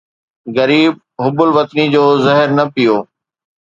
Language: Sindhi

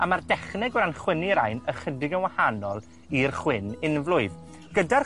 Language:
Welsh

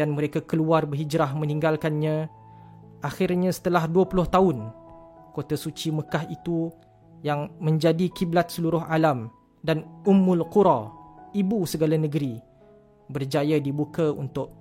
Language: Malay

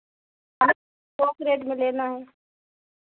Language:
Hindi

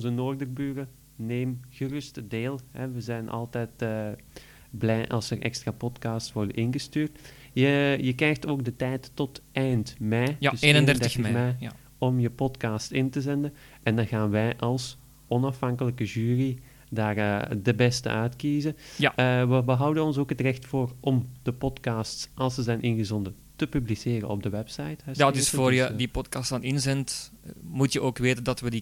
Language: Dutch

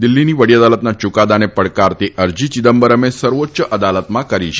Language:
Gujarati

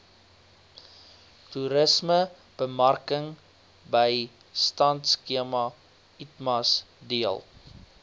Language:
Afrikaans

